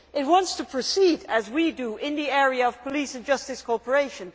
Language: English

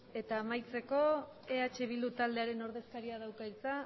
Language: Basque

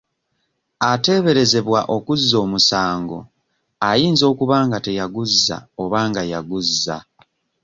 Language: Ganda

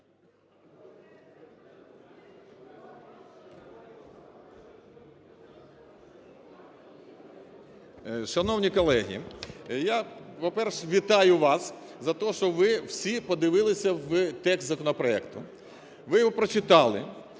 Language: Ukrainian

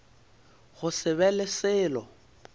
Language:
Northern Sotho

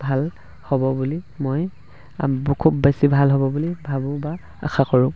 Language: Assamese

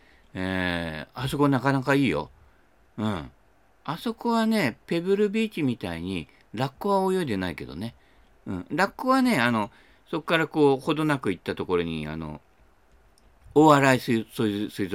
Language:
Japanese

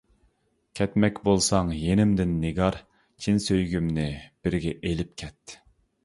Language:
Uyghur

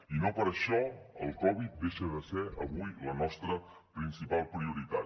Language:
Catalan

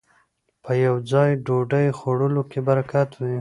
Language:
Pashto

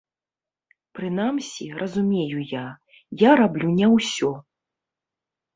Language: Belarusian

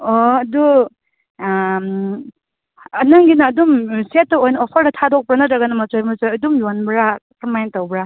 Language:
Manipuri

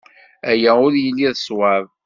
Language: Kabyle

